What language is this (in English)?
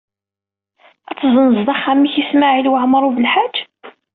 Kabyle